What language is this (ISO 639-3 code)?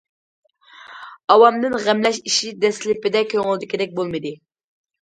uig